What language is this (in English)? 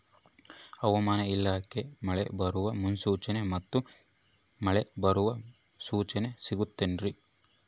Kannada